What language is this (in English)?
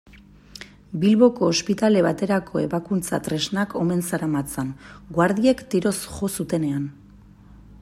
Basque